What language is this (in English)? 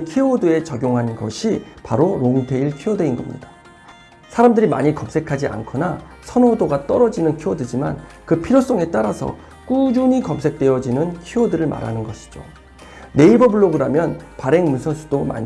Korean